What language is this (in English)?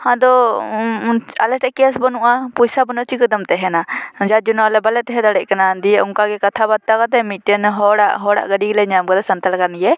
Santali